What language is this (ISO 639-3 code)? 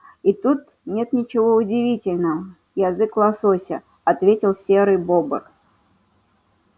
rus